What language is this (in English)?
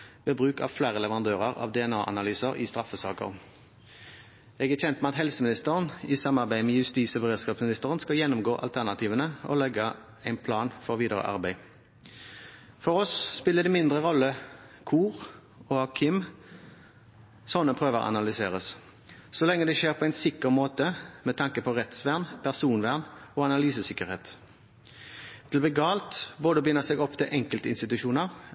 Norwegian Bokmål